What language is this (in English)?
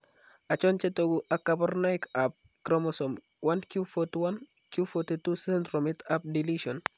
Kalenjin